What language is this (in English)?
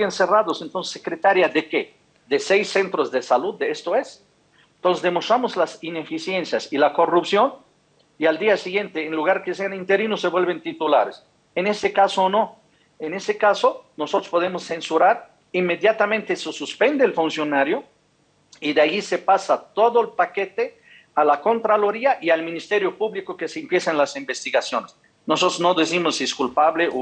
Spanish